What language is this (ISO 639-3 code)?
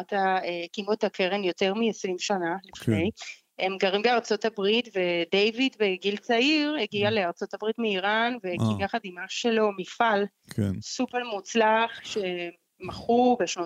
heb